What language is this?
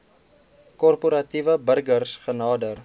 Afrikaans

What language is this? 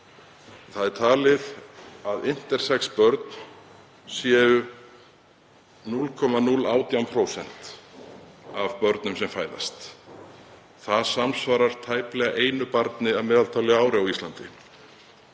Icelandic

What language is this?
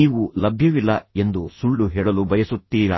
Kannada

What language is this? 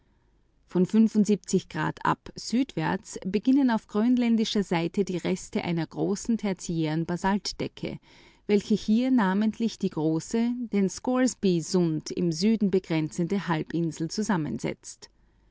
German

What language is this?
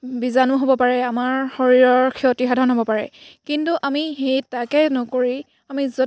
Assamese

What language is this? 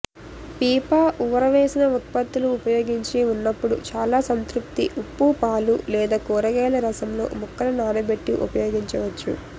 Telugu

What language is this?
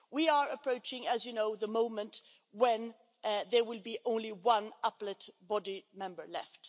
English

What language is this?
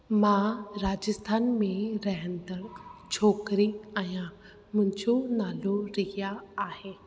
Sindhi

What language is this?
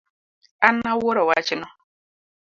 Luo (Kenya and Tanzania)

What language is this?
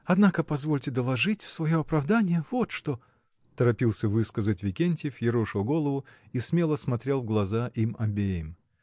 Russian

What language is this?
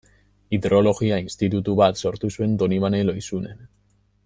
Basque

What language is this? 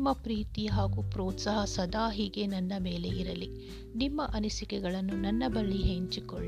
Kannada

